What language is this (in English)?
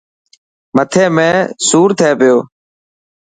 Dhatki